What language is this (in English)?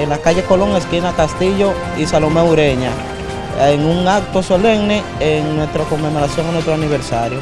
Spanish